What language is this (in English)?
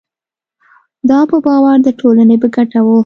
Pashto